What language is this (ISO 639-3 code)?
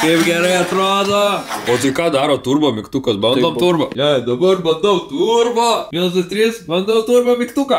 lit